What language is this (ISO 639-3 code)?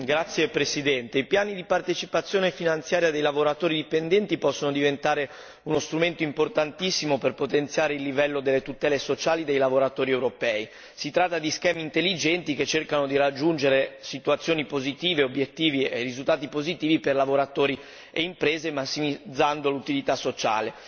ita